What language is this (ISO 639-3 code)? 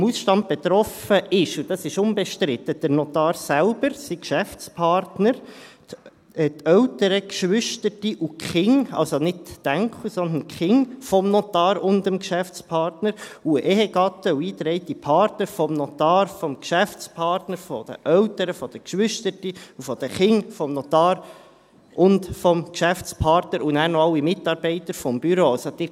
gsw